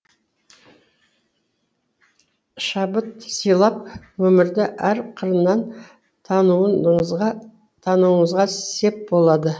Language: Kazakh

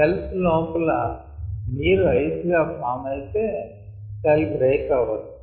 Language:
Telugu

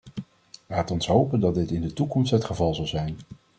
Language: Dutch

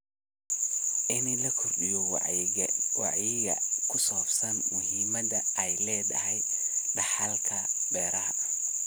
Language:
Somali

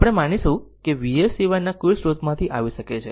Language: Gujarati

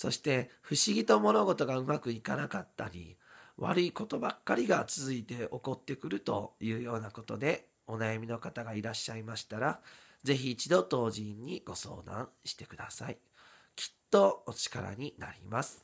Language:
Japanese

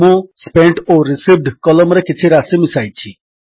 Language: Odia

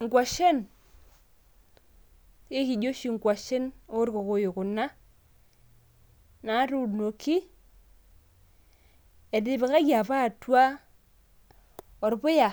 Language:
Masai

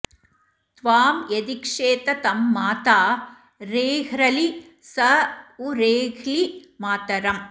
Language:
Sanskrit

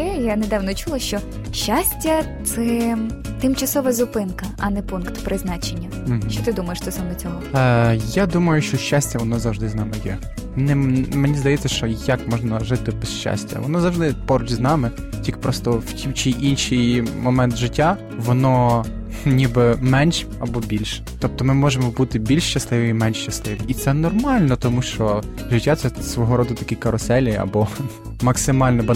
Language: Ukrainian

